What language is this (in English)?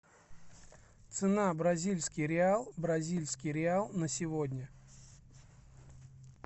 Russian